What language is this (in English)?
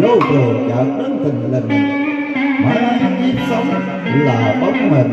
Vietnamese